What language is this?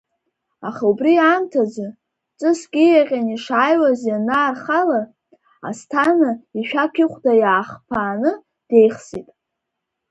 Abkhazian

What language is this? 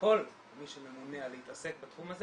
Hebrew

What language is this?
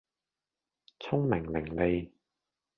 Cantonese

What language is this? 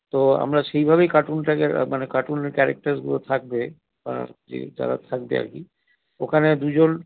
Bangla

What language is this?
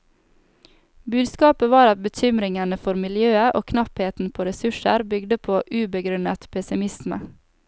Norwegian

